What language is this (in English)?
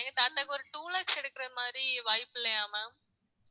Tamil